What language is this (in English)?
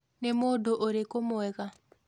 Kikuyu